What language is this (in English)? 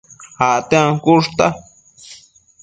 Matsés